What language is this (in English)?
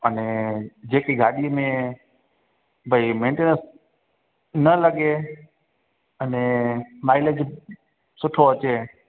Sindhi